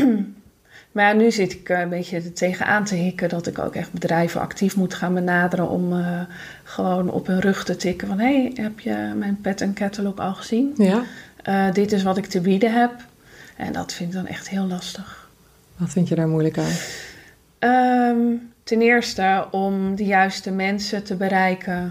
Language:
Dutch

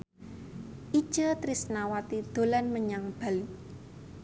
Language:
Javanese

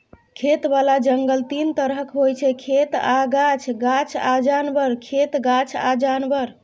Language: Maithili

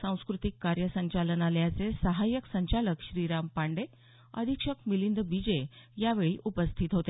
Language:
Marathi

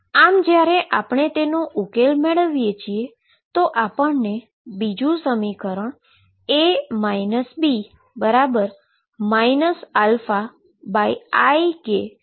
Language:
Gujarati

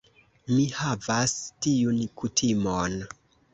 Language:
Esperanto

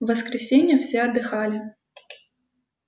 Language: Russian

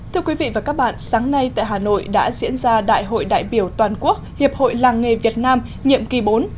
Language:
Vietnamese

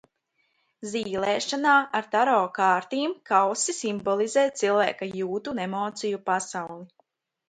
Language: Latvian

